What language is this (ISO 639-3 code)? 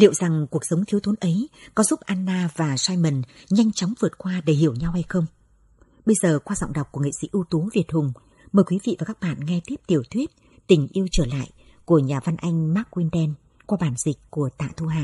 vie